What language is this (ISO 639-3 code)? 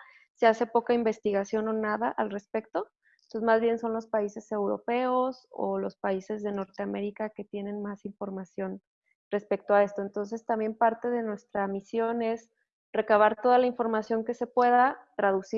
spa